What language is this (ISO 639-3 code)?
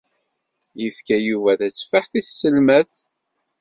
kab